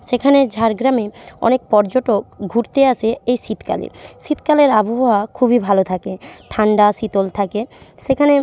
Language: Bangla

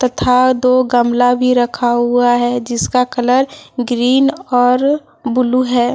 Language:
Hindi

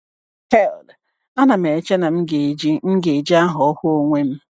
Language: Igbo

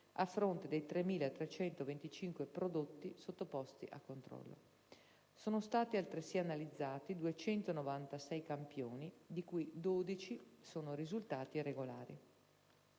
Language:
Italian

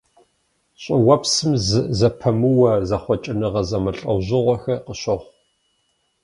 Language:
Kabardian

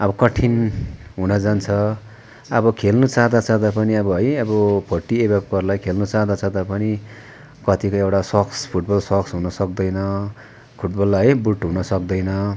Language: Nepali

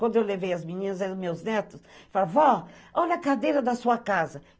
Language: Portuguese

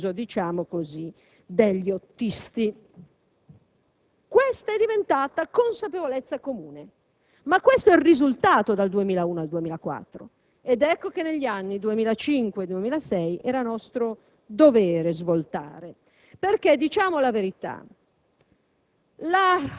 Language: Italian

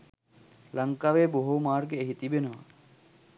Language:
Sinhala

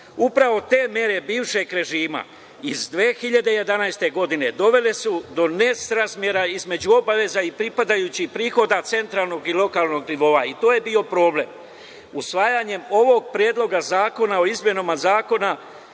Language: Serbian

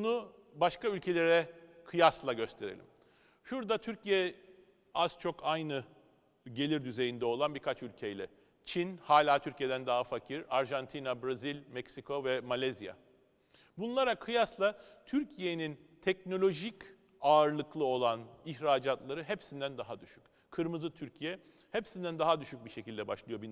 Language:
Turkish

